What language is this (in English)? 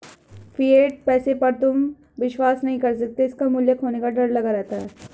Hindi